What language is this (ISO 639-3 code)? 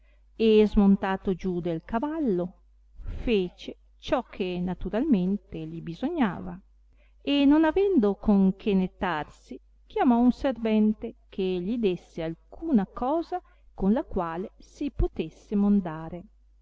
ita